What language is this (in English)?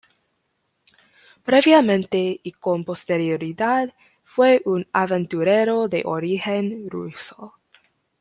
Spanish